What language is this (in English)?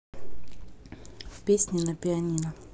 Russian